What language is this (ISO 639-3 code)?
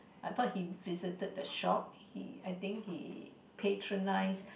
eng